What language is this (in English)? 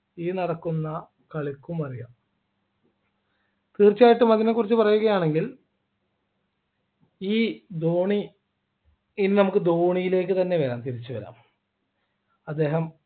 Malayalam